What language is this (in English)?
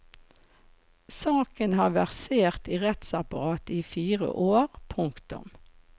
Norwegian